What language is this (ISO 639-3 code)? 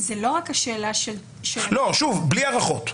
heb